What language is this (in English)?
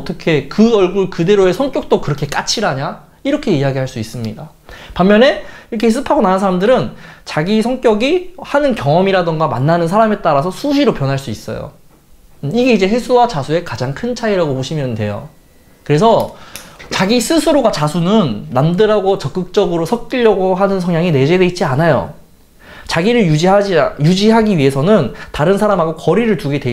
Korean